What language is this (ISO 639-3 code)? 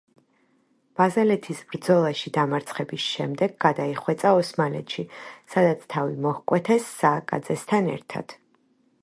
kat